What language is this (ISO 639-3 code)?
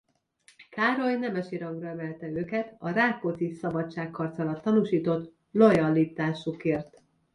hun